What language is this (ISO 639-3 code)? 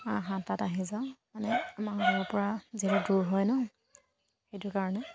asm